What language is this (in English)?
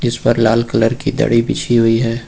Hindi